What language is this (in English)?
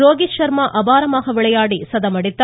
Tamil